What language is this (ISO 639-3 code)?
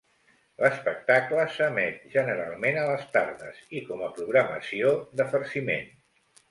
cat